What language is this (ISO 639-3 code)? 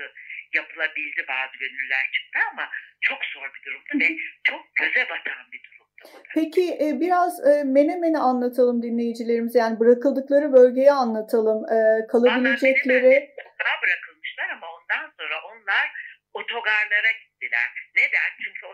tur